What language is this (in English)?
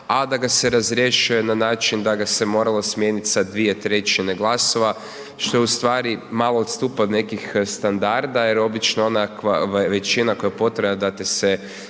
Croatian